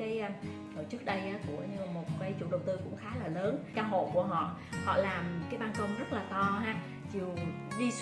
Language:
Vietnamese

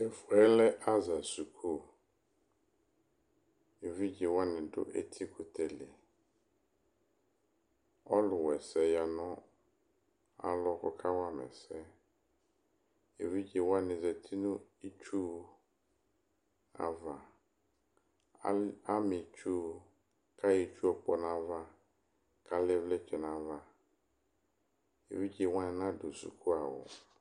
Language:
Ikposo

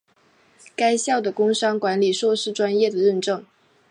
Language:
Chinese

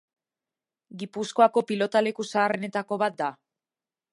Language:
Basque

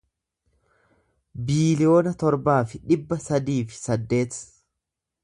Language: Oromo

